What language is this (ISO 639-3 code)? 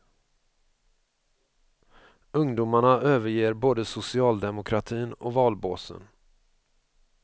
swe